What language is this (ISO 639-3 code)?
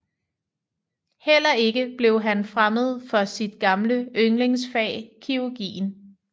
dan